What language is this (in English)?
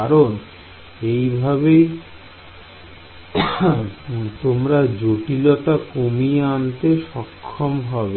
Bangla